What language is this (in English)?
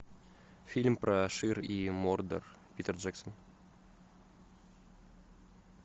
Russian